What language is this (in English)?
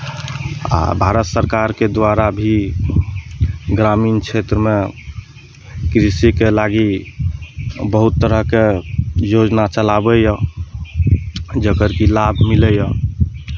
Maithili